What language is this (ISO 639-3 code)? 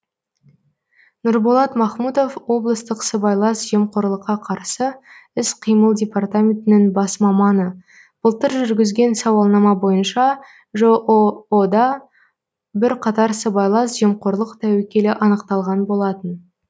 kaz